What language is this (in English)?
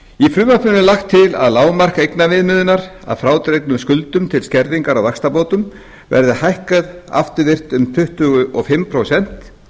Icelandic